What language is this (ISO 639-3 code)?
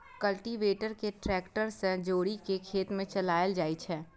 mai